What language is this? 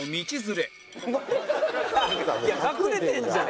Japanese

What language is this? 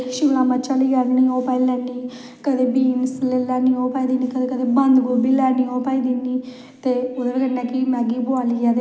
Dogri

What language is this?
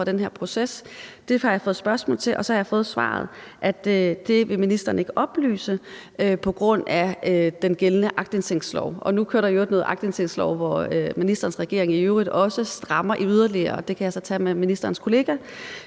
Danish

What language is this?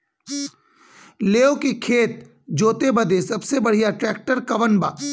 Bhojpuri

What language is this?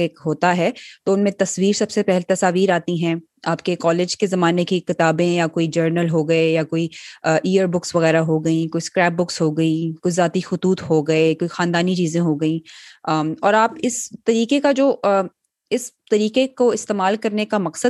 Urdu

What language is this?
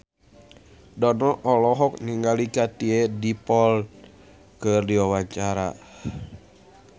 Sundanese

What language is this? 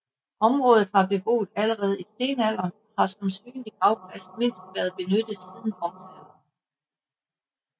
Danish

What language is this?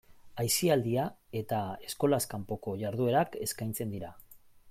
Basque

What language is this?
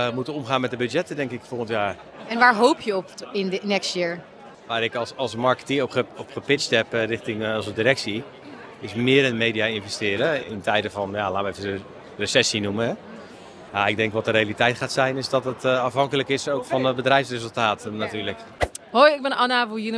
Dutch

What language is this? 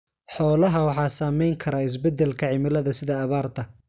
Somali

